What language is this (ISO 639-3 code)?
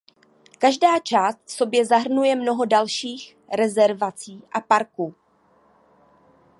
ces